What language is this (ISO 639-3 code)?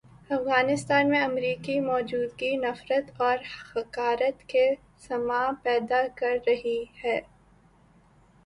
urd